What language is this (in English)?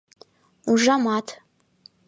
Mari